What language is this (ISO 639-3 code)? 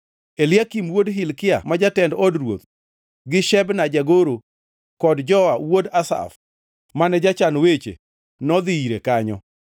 luo